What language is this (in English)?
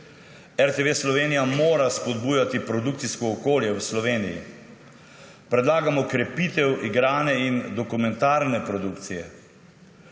Slovenian